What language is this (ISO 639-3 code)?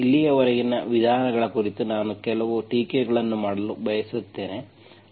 kan